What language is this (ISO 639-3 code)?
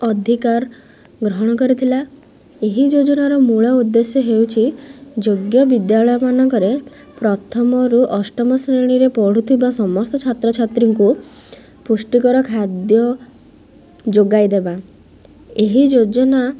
ori